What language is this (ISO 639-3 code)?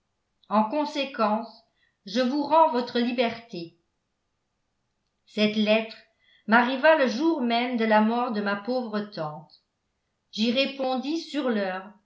fra